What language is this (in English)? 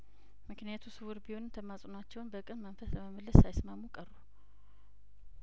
Amharic